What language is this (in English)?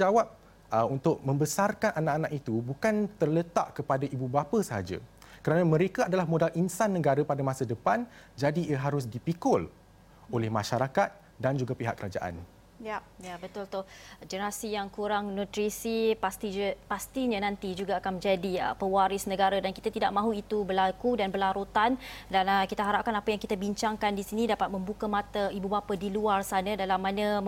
Malay